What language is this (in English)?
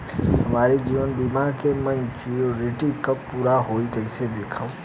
Bhojpuri